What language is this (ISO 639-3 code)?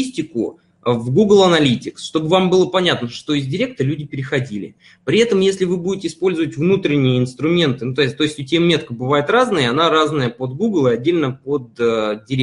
rus